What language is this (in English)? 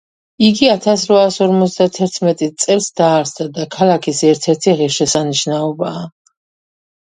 Georgian